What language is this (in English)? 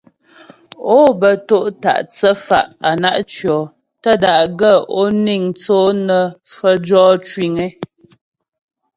Ghomala